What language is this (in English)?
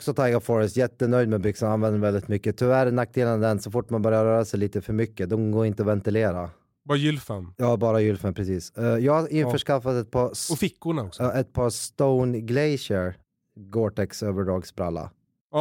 Swedish